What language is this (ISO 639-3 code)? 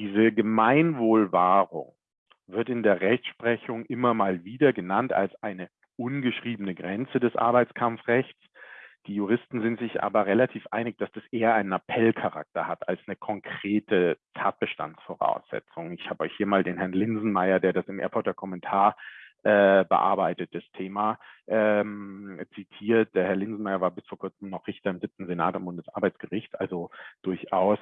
deu